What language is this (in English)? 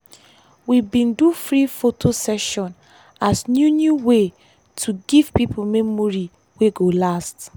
Nigerian Pidgin